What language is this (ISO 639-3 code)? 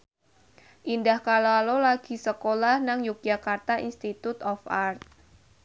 jav